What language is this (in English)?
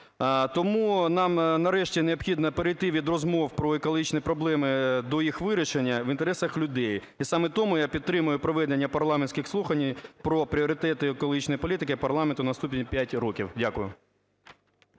Ukrainian